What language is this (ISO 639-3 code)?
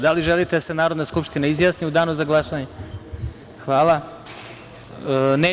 srp